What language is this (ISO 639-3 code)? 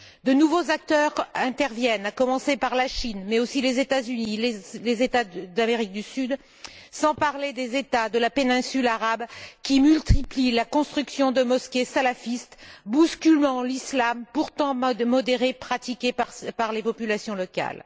fra